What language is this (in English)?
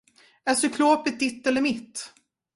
Swedish